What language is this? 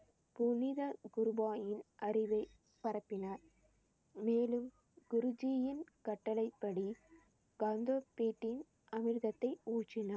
Tamil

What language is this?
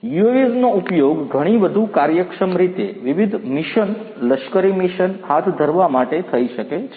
Gujarati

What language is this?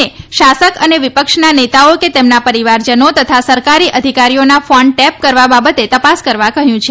Gujarati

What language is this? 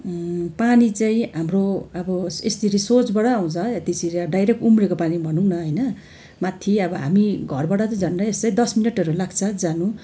Nepali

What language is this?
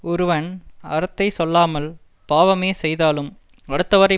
Tamil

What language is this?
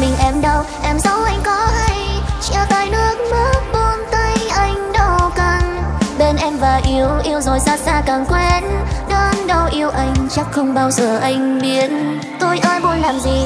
Vietnamese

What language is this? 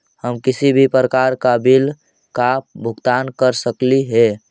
Magahi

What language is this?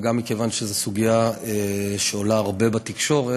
Hebrew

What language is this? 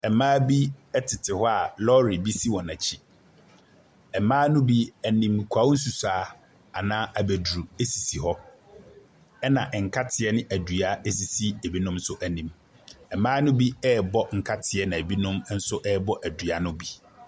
Akan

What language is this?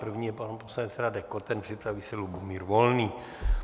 Czech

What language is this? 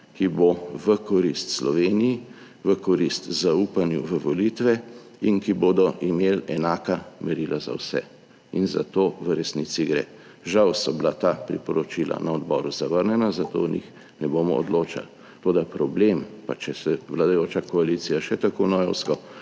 Slovenian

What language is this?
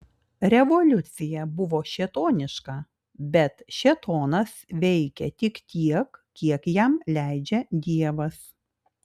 Lithuanian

